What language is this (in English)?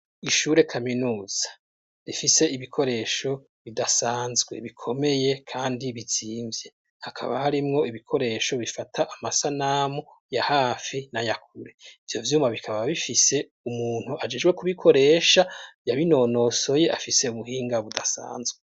Rundi